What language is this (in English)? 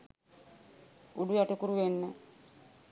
Sinhala